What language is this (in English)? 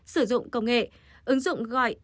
Vietnamese